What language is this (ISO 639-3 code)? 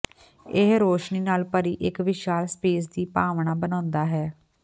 pan